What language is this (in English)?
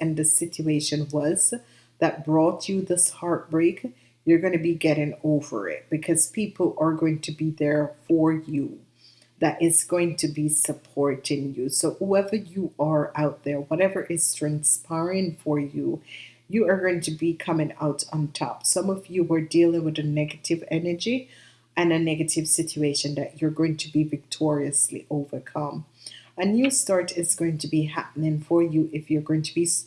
English